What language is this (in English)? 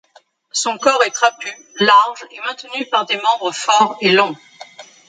French